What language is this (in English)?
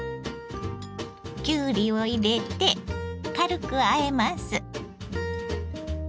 Japanese